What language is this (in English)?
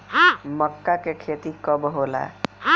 Bhojpuri